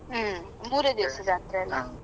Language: Kannada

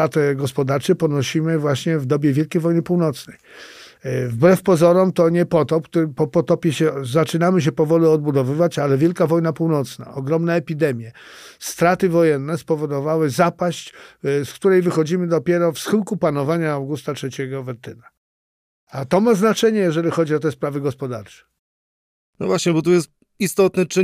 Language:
Polish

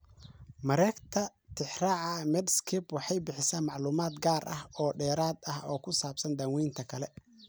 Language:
Somali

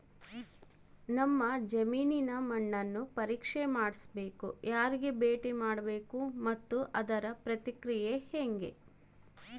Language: Kannada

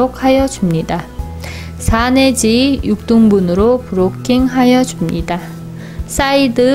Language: Korean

